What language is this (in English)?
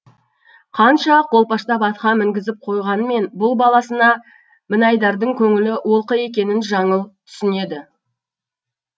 Kazakh